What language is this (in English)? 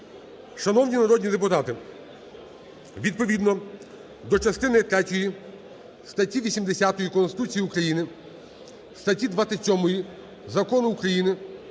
Ukrainian